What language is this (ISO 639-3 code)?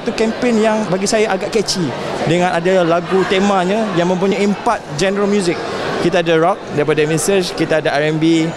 msa